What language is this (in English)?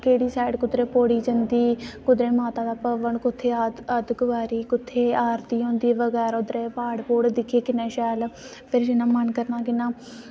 Dogri